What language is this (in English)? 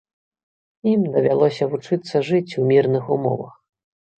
Belarusian